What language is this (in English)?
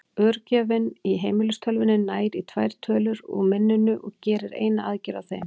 Icelandic